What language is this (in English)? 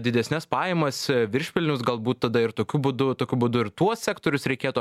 Lithuanian